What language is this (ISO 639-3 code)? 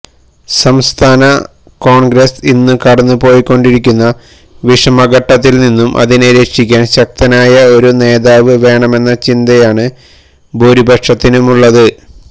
mal